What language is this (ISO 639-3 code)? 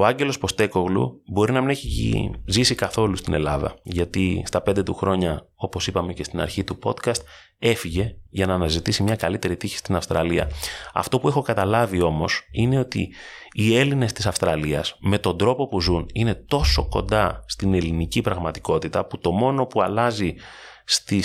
ell